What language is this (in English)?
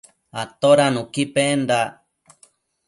Matsés